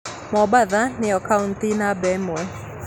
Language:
Kikuyu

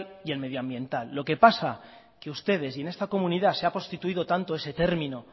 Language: Spanish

